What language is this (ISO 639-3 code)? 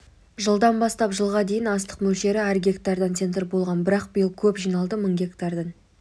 kaz